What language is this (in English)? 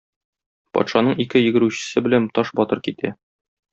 Tatar